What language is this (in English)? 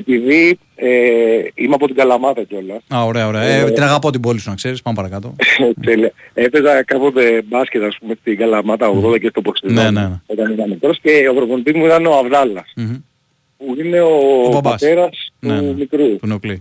Greek